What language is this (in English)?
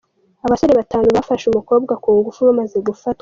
Kinyarwanda